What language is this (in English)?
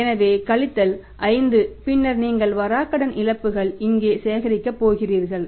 Tamil